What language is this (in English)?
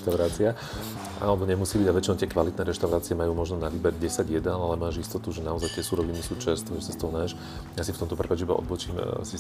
Slovak